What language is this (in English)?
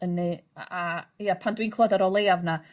Welsh